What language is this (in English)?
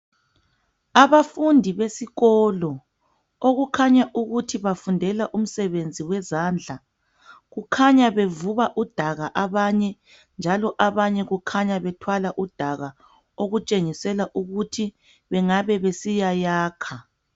North Ndebele